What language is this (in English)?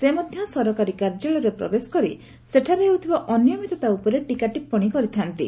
Odia